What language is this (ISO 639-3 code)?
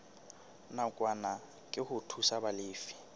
sot